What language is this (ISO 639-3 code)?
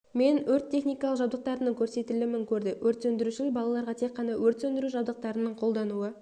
kaz